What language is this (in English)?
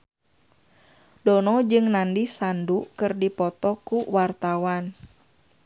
Sundanese